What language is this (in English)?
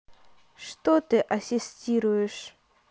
Russian